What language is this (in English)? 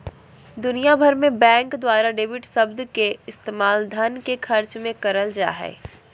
Magahi